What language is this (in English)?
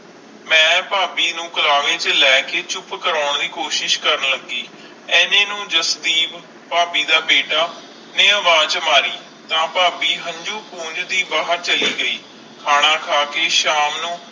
Punjabi